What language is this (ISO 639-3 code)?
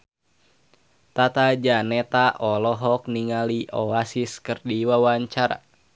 sun